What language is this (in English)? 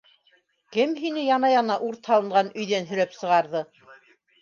Bashkir